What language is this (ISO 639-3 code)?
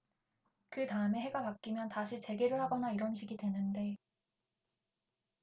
kor